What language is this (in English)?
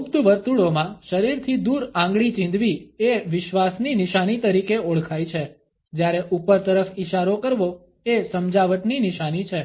Gujarati